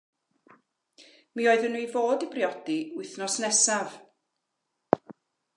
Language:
Welsh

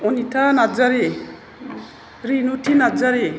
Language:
Bodo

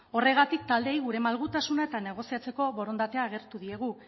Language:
Basque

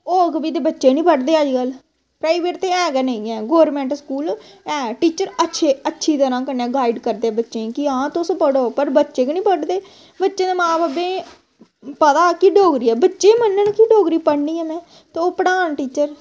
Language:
Dogri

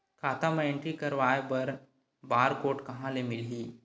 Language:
Chhattisgarhi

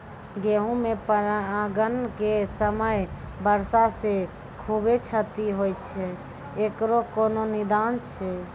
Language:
Maithili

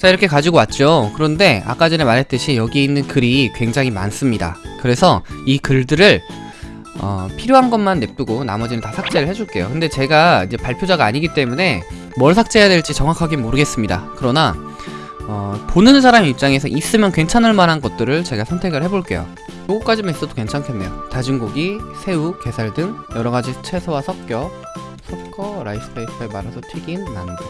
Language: Korean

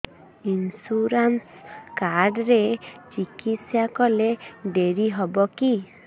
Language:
Odia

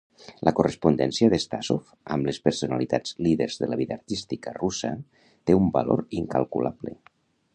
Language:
Catalan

